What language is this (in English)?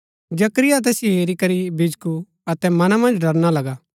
Gaddi